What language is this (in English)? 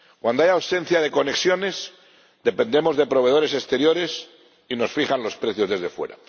Spanish